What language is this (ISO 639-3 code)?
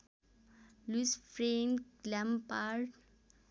nep